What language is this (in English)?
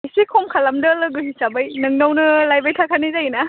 Bodo